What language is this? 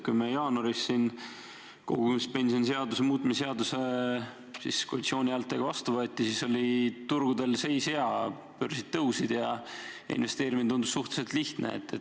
Estonian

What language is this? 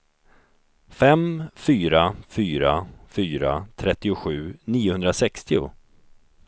Swedish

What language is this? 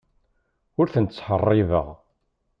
Kabyle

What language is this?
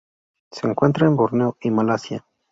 Spanish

